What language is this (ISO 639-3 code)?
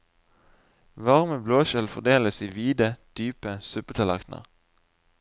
nor